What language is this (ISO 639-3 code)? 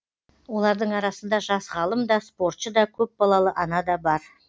kaz